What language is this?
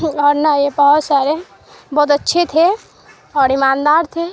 Urdu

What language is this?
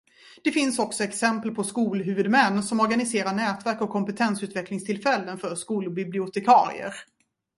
Swedish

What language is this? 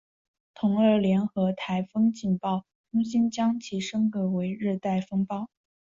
Chinese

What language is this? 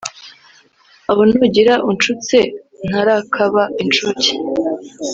Kinyarwanda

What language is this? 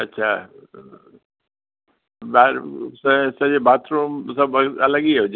Sindhi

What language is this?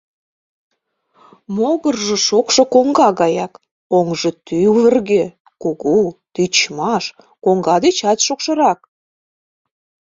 Mari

